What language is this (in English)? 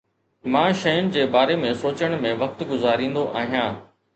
Sindhi